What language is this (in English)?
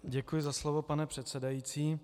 Czech